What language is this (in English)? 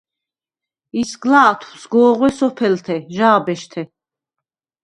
Svan